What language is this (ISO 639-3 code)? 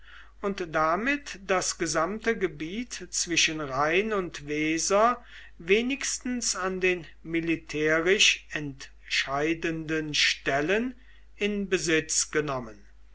deu